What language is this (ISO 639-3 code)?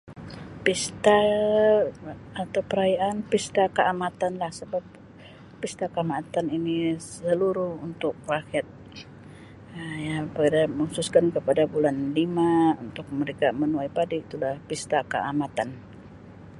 msi